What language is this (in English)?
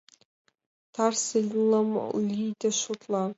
Mari